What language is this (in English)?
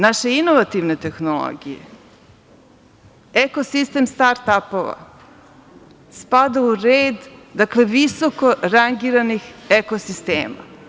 Serbian